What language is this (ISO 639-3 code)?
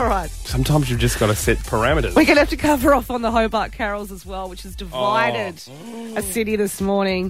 eng